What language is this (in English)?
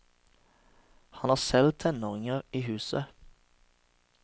Norwegian